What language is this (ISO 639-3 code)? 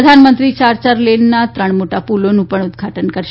guj